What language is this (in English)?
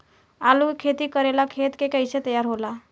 Bhojpuri